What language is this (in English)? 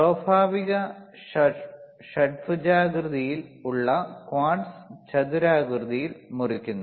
Malayalam